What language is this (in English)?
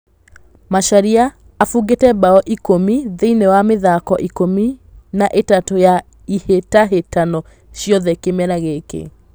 Kikuyu